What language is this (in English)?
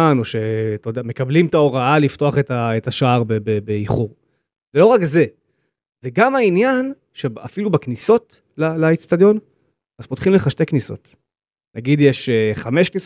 Hebrew